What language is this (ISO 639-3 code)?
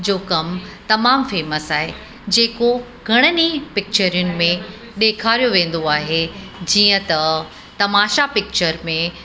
snd